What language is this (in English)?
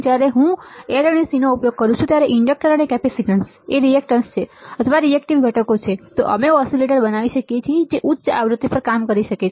Gujarati